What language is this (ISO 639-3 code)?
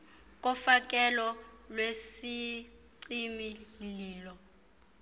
xho